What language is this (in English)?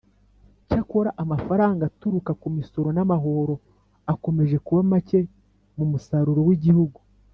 Kinyarwanda